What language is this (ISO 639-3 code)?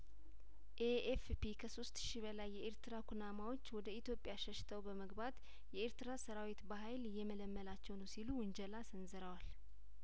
amh